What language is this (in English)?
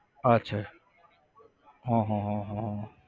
Gujarati